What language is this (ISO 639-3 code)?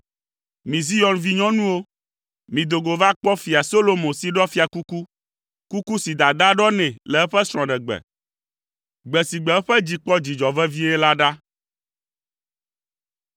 ewe